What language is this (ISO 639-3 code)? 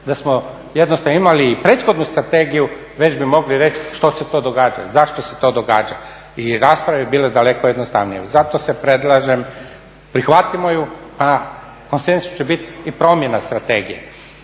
hrv